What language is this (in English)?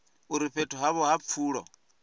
Venda